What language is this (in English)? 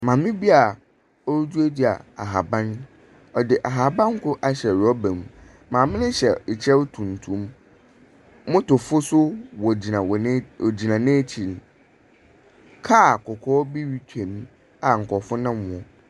Akan